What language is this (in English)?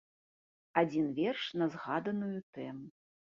Belarusian